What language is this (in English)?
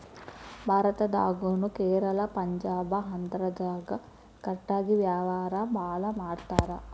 Kannada